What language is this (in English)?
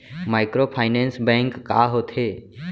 Chhattisgarhi